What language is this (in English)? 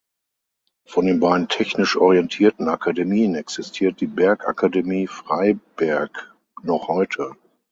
German